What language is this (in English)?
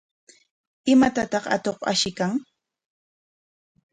Corongo Ancash Quechua